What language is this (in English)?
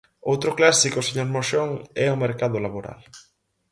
Galician